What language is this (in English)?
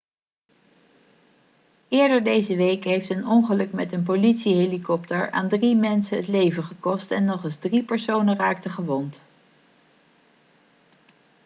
Dutch